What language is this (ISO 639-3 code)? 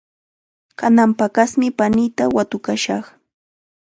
qxa